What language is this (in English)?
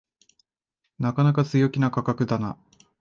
Japanese